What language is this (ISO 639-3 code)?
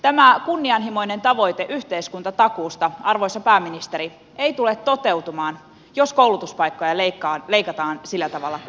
fin